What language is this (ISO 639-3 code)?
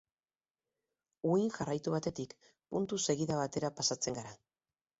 eus